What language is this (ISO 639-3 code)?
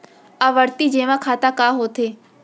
hne